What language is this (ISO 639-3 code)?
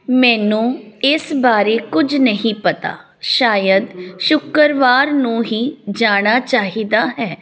pan